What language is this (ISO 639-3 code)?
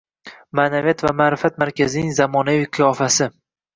uzb